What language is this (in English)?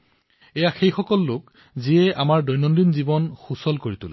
Assamese